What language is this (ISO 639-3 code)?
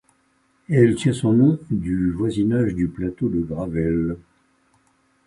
fra